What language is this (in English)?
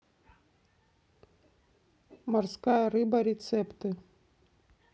Russian